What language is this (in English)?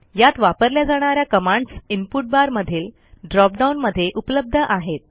Marathi